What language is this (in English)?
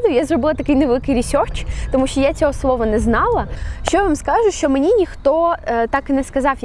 Ukrainian